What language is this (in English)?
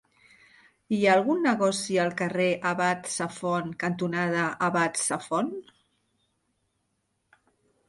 Catalan